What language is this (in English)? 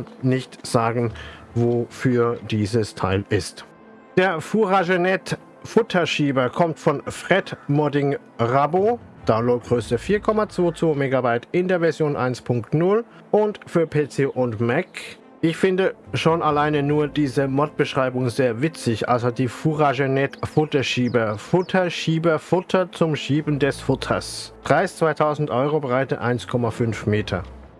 German